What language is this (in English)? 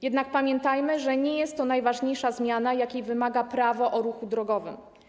Polish